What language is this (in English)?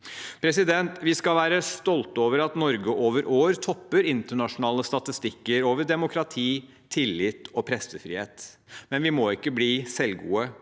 Norwegian